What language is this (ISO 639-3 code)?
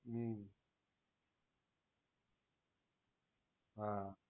guj